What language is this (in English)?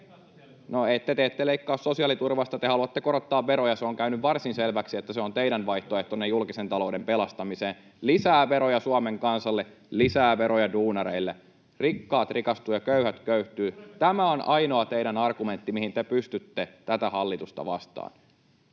Finnish